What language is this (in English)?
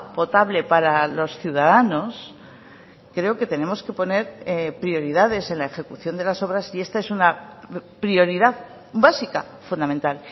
Spanish